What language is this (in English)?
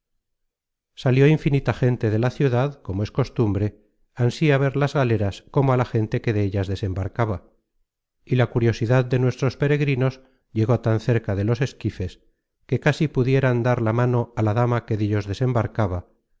Spanish